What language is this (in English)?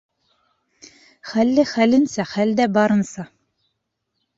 Bashkir